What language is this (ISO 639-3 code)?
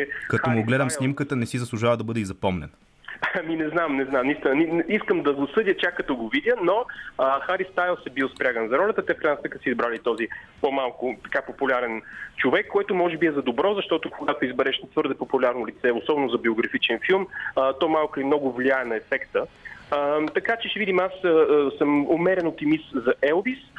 bul